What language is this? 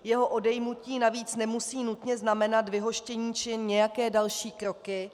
Czech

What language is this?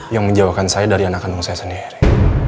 Indonesian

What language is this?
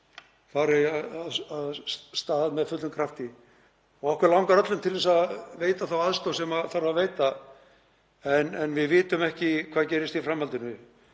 Icelandic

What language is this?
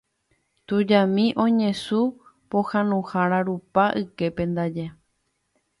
Guarani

